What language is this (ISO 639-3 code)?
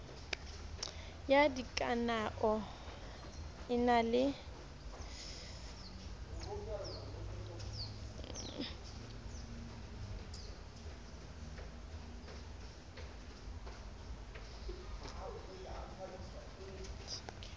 sot